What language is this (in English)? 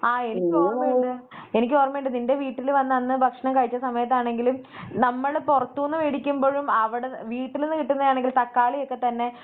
Malayalam